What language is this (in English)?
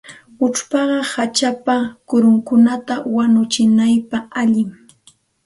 Santa Ana de Tusi Pasco Quechua